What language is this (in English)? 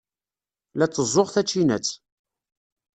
Kabyle